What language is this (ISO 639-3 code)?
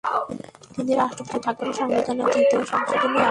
ben